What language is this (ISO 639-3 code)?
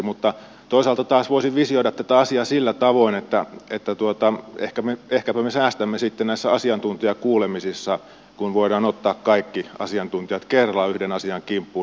fin